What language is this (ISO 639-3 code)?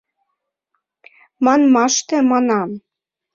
chm